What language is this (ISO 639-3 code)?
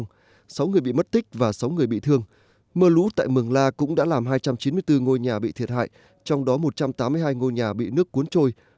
vie